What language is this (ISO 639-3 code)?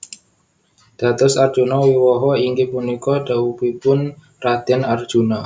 jav